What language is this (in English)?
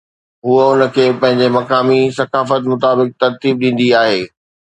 Sindhi